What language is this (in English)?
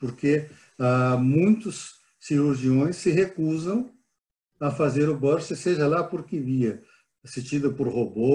Portuguese